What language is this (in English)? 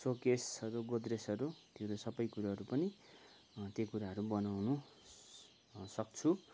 Nepali